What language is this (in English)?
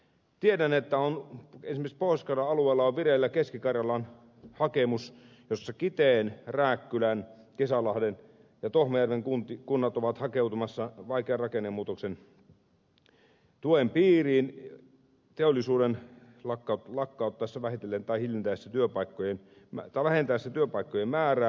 Finnish